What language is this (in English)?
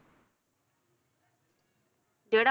Punjabi